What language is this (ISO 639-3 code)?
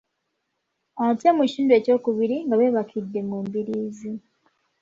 lug